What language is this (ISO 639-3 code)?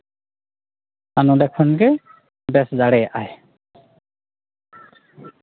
sat